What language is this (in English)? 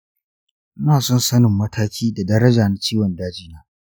Hausa